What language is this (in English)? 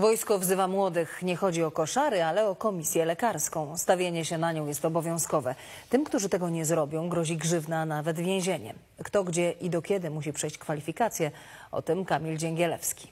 Polish